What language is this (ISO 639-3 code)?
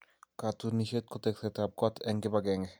kln